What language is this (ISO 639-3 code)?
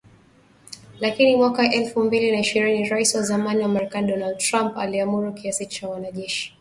swa